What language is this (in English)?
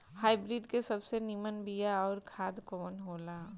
Bhojpuri